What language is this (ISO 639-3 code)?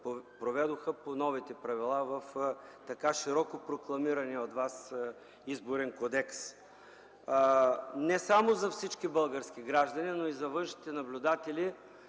bul